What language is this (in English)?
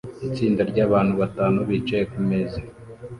Kinyarwanda